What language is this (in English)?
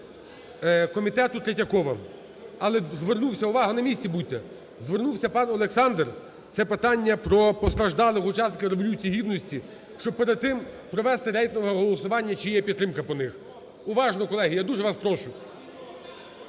Ukrainian